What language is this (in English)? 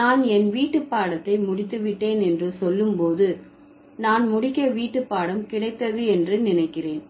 Tamil